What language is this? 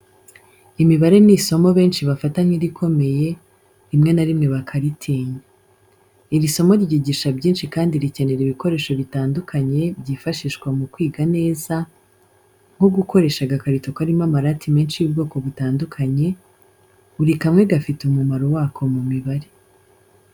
Kinyarwanda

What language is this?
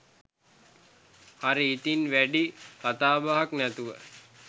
Sinhala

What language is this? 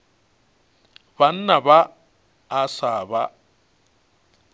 Northern Sotho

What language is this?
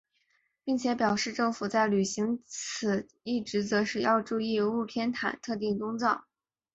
Chinese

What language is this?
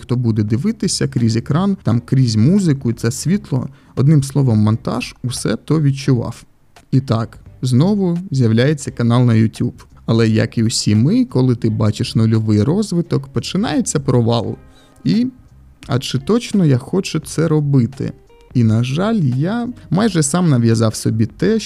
Ukrainian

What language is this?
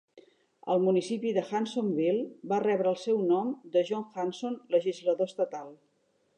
Catalan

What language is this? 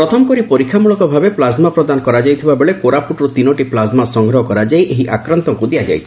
Odia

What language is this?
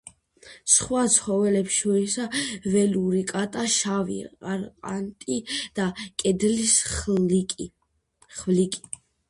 Georgian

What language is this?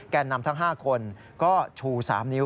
Thai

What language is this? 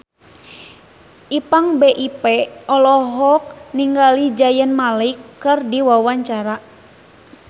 Sundanese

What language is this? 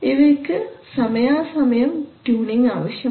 Malayalam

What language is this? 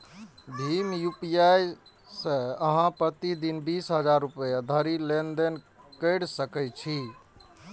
Maithili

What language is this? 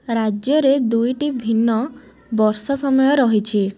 Odia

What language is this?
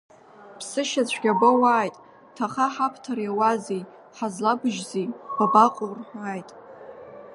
Abkhazian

